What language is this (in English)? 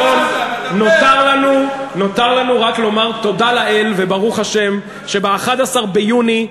Hebrew